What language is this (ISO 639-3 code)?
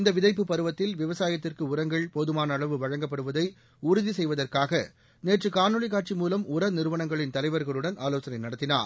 tam